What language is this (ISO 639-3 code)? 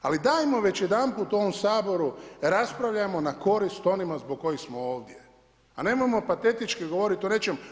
hrv